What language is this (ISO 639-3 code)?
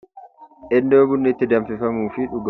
orm